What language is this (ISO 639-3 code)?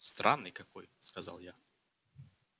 rus